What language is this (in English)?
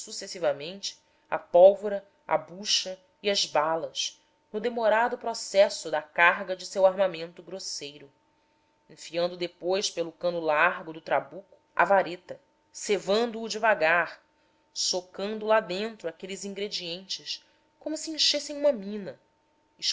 Portuguese